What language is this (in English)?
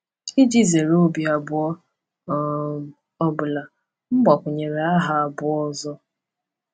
Igbo